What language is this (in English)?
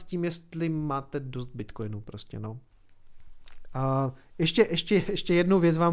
Czech